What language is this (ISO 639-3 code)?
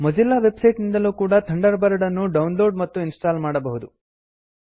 kan